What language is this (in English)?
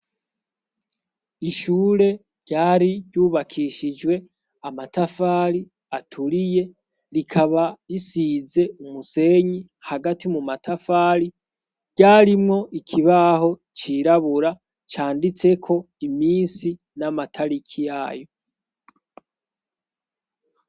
Rundi